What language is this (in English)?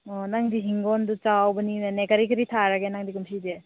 Manipuri